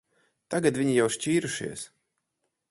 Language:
Latvian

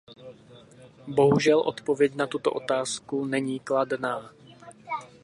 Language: Czech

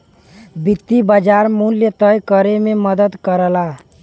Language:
Bhojpuri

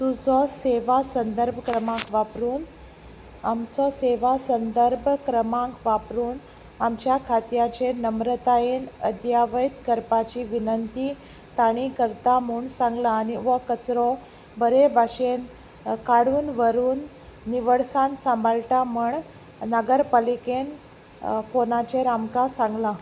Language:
Konkani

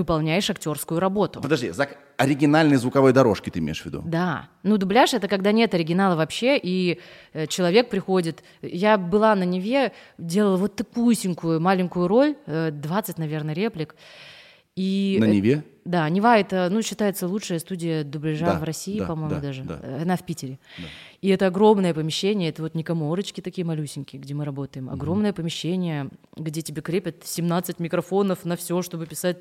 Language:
Russian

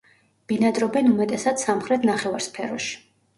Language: Georgian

